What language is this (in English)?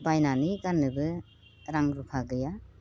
Bodo